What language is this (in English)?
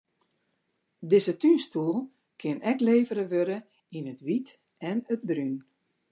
Western Frisian